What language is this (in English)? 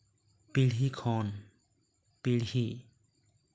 Santali